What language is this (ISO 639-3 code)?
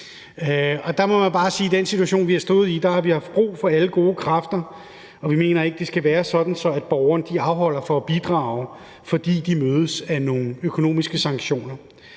dan